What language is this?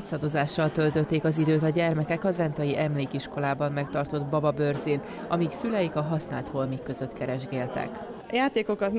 Hungarian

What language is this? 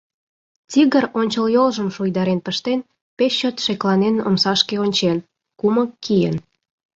Mari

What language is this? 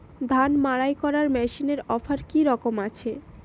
Bangla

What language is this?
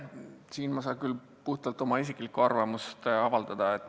Estonian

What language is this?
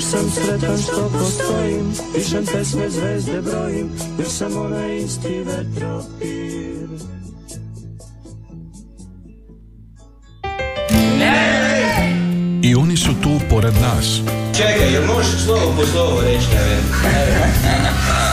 Croatian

